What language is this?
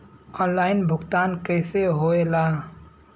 Bhojpuri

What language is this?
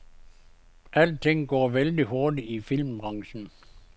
Danish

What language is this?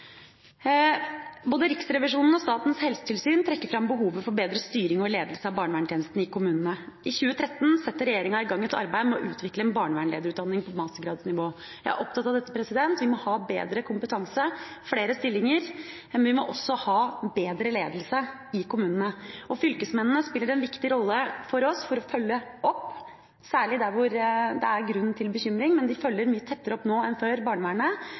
Norwegian Bokmål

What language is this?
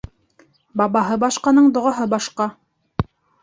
Bashkir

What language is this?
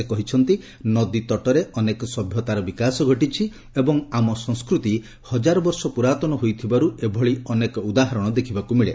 Odia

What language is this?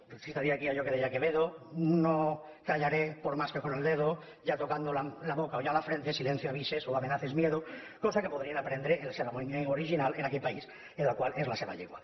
Catalan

